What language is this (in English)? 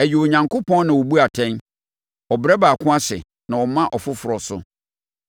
Akan